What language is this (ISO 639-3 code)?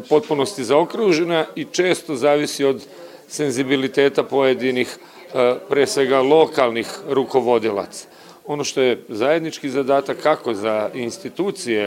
hrv